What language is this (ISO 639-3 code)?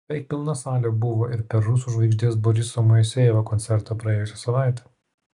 lit